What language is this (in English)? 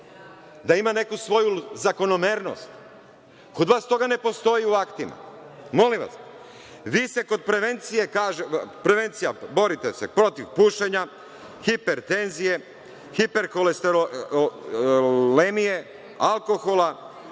Serbian